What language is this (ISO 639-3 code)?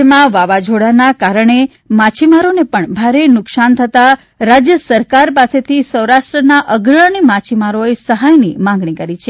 guj